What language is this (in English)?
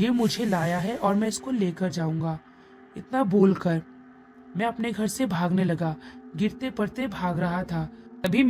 Hindi